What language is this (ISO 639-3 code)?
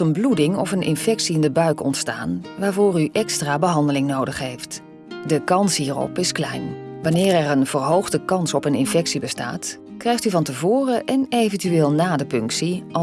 nld